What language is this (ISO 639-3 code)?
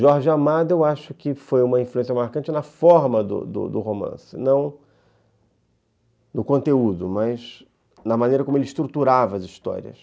por